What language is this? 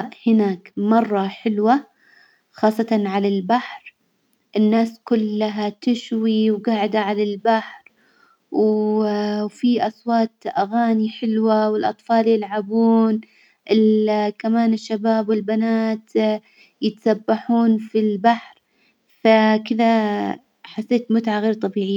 Hijazi Arabic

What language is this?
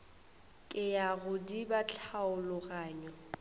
Northern Sotho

